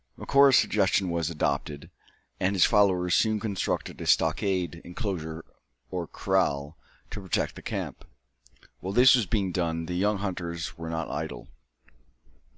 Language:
English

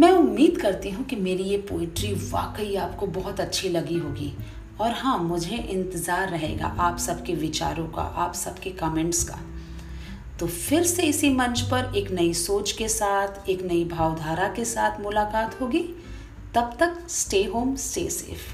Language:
Hindi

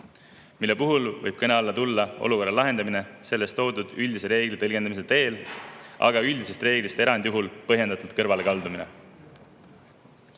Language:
Estonian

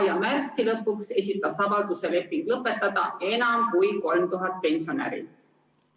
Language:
Estonian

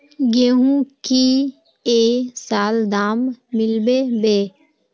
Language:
Magahi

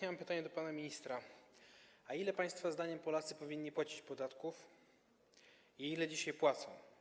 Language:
Polish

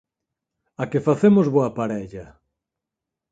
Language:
Galician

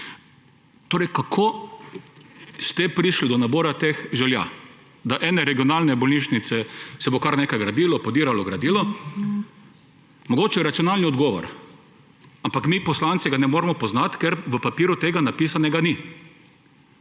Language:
Slovenian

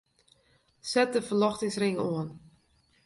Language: Western Frisian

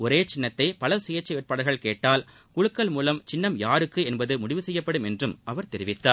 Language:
Tamil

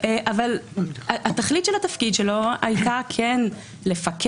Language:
Hebrew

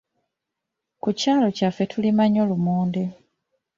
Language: Ganda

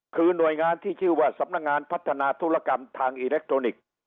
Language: Thai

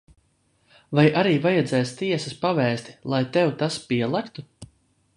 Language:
Latvian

